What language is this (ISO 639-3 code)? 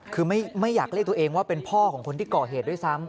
tha